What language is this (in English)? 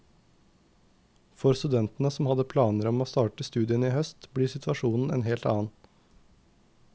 Norwegian